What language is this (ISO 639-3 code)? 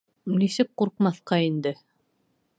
bak